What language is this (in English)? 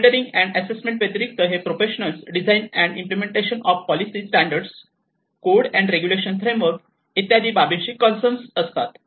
Marathi